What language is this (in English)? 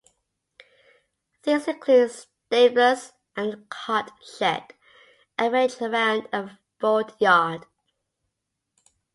English